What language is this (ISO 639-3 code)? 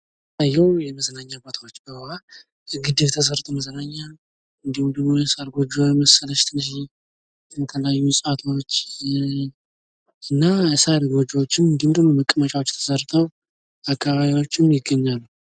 amh